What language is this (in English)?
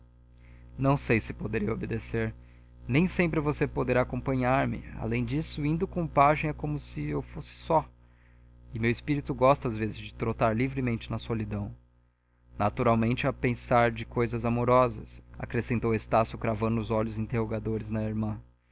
Portuguese